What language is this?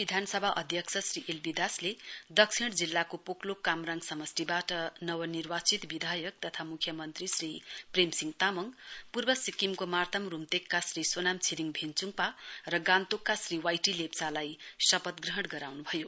Nepali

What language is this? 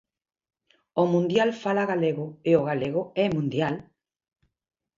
Galician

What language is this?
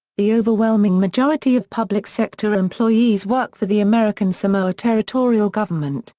English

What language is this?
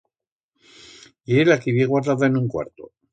Aragonese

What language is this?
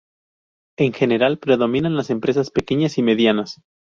Spanish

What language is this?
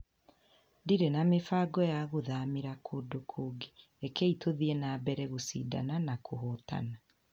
Kikuyu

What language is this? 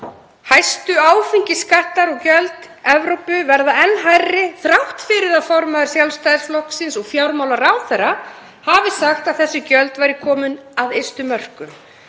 Icelandic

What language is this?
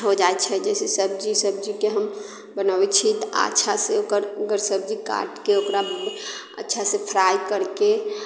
Maithili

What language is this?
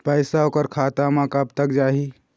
Chhattisgarhi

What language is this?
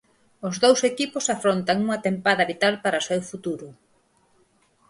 Galician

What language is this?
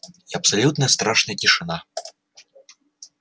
Russian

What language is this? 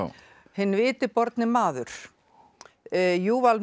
Icelandic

